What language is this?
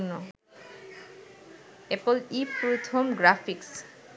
Bangla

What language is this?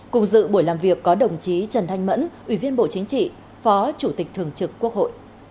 Vietnamese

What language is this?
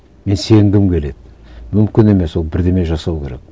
Kazakh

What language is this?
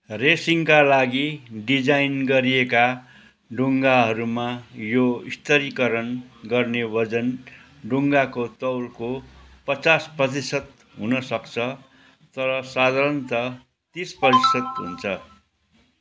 Nepali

